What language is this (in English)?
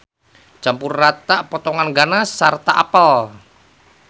Sundanese